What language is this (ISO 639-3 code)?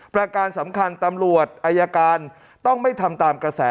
tha